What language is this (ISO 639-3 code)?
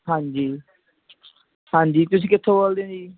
pan